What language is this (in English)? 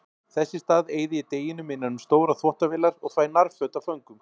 Icelandic